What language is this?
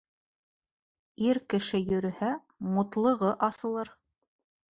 Bashkir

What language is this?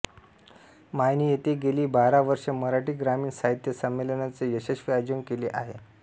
Marathi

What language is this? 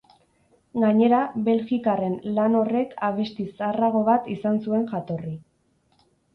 Basque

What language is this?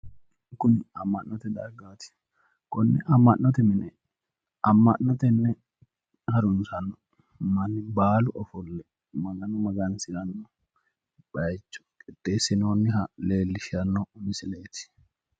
Sidamo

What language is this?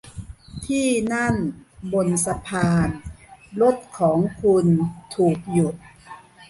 Thai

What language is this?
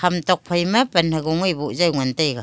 Wancho Naga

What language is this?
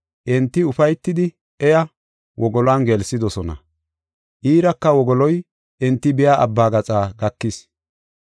Gofa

